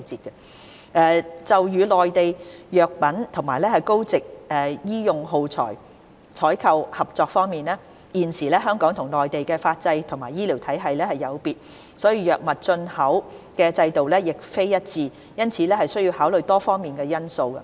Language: Cantonese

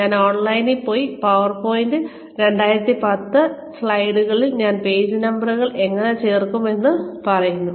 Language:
Malayalam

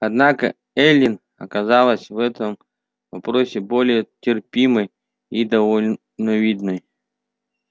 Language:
Russian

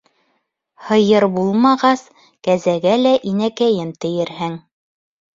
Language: Bashkir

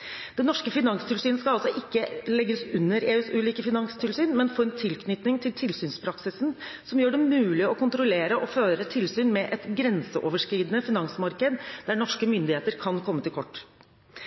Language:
Norwegian Bokmål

